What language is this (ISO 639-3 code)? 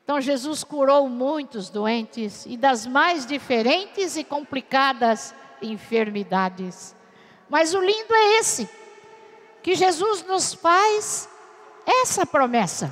por